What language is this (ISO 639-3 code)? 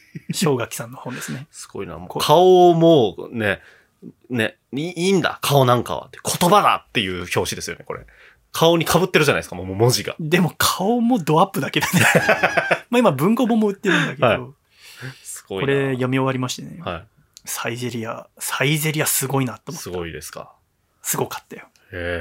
jpn